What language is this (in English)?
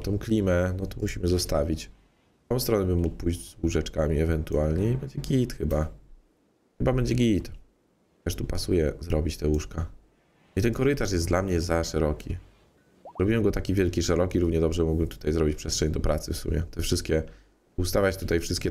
Polish